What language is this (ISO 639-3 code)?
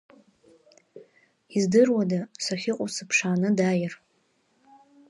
abk